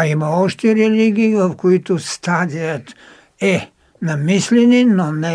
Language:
Bulgarian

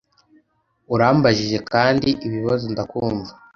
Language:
Kinyarwanda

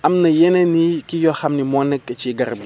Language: Wolof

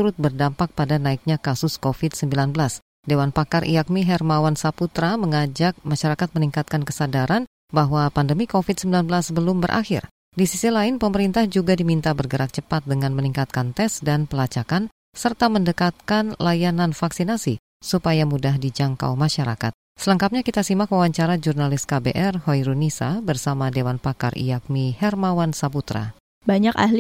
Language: Indonesian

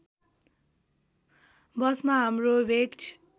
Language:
Nepali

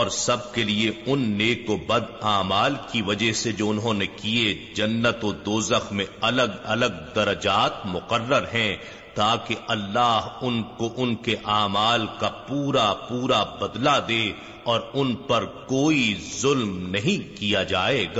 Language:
Urdu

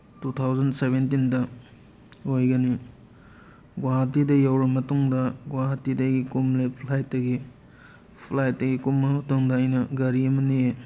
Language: Manipuri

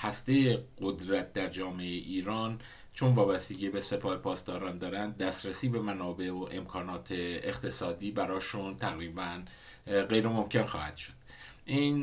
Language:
Persian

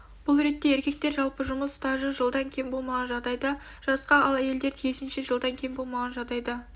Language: Kazakh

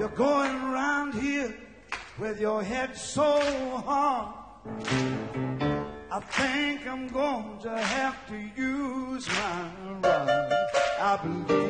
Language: Italian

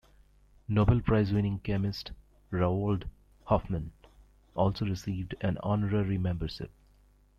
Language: English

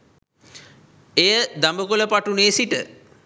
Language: Sinhala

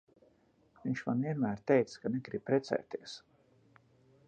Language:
Latvian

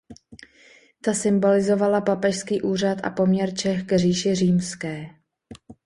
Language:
Czech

